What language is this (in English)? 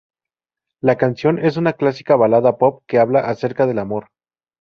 Spanish